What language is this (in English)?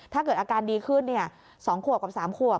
Thai